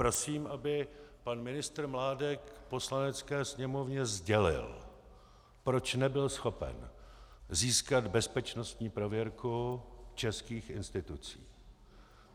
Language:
Czech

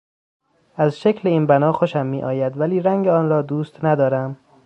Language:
Persian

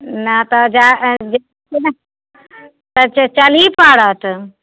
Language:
Maithili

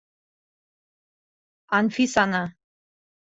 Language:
Bashkir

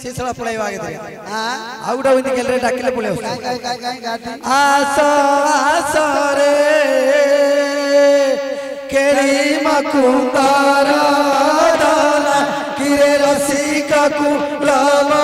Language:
Bangla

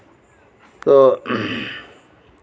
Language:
Santali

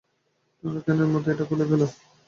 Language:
Bangla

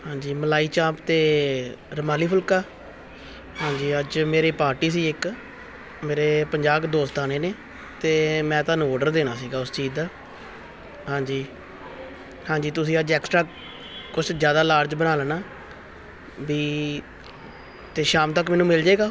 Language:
Punjabi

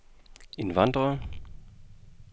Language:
Danish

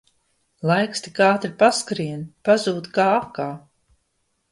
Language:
Latvian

